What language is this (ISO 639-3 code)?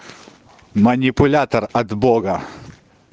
rus